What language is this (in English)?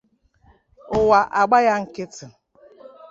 Igbo